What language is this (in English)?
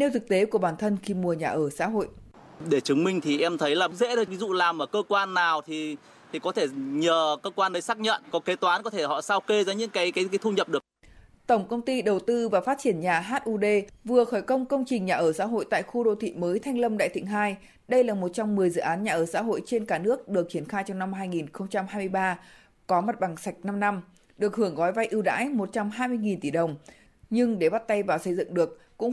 Vietnamese